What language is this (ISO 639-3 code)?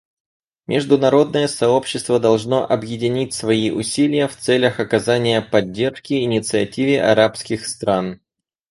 rus